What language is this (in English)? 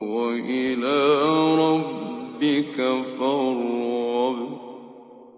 Arabic